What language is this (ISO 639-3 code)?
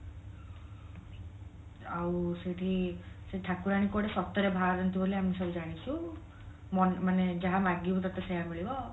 ori